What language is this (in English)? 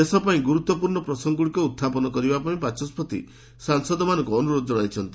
Odia